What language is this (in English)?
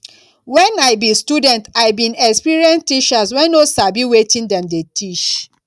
Nigerian Pidgin